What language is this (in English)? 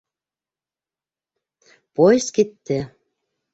Bashkir